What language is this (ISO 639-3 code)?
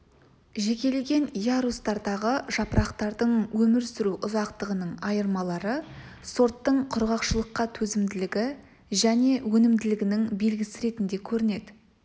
kaz